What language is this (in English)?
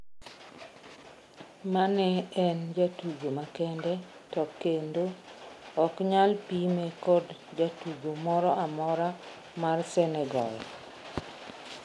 Luo (Kenya and Tanzania)